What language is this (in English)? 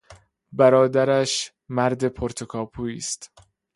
Persian